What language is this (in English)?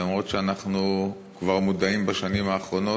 Hebrew